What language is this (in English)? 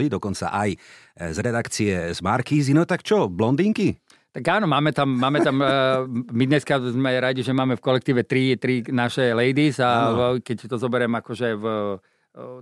Slovak